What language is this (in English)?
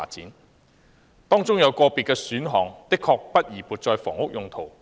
Cantonese